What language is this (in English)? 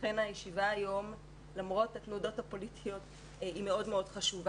Hebrew